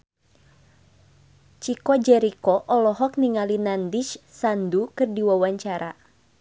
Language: Sundanese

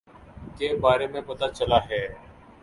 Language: Urdu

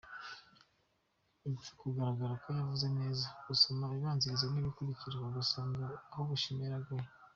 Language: Kinyarwanda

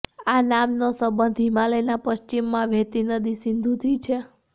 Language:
Gujarati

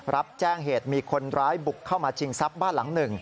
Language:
Thai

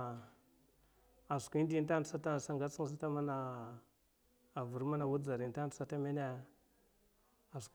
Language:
Mafa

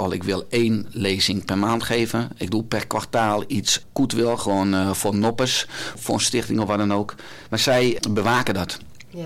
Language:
Dutch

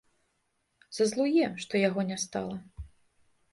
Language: Belarusian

